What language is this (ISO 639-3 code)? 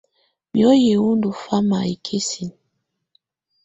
tvu